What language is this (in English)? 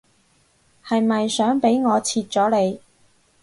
Cantonese